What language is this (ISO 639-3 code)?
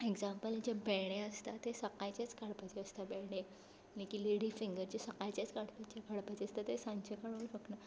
kok